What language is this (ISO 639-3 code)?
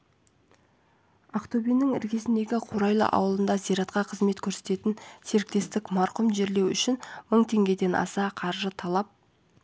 kaz